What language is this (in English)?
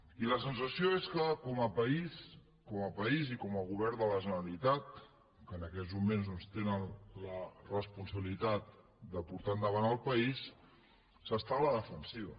Catalan